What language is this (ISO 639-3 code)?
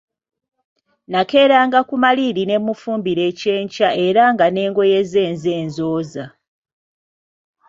lug